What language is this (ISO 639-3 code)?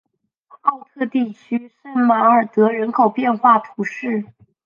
zho